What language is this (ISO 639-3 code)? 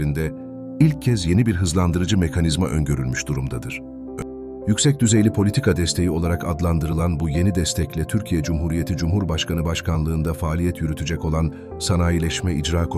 tur